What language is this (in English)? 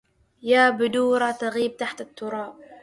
Arabic